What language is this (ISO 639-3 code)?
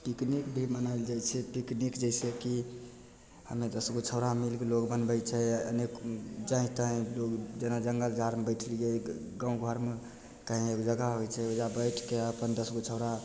mai